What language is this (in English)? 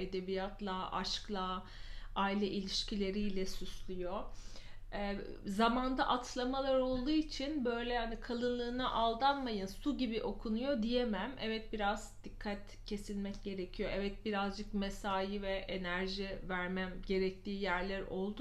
Turkish